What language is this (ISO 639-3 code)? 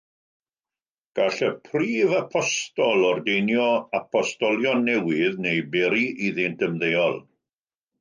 cym